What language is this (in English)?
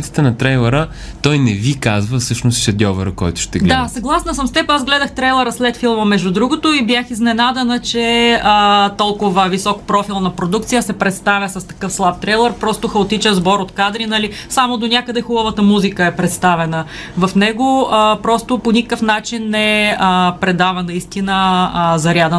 Bulgarian